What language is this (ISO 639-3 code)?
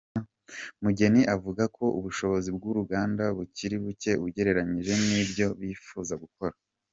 kin